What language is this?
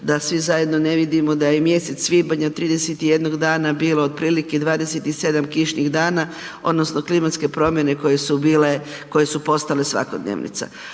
Croatian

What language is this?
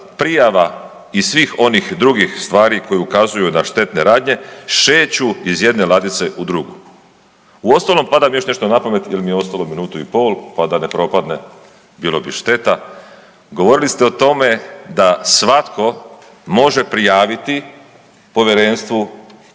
Croatian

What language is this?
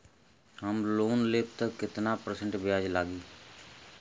Bhojpuri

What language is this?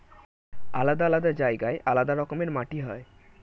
Bangla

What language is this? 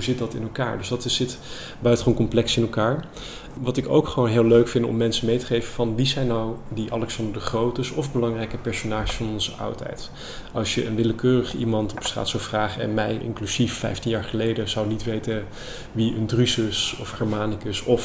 Dutch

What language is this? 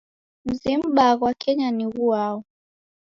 Taita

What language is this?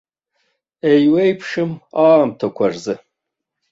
Abkhazian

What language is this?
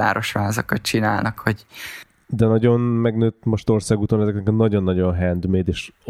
Hungarian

